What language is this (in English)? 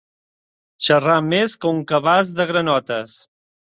Catalan